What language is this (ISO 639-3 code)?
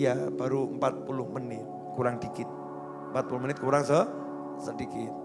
ind